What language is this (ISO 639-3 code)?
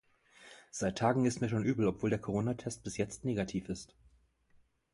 deu